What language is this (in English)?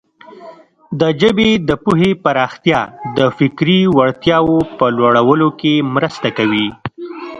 Pashto